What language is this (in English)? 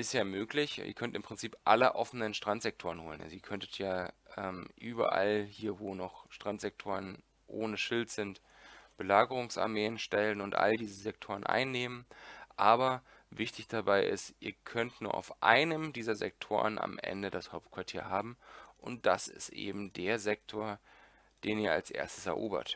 German